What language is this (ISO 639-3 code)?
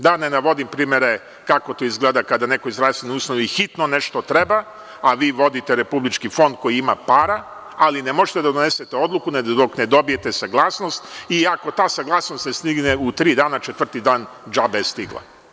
srp